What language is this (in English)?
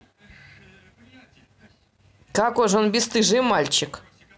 Russian